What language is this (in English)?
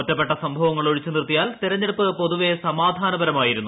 Malayalam